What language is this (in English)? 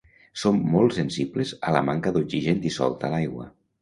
Catalan